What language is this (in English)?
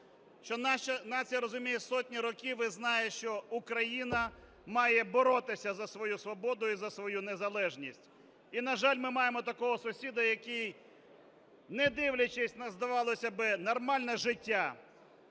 Ukrainian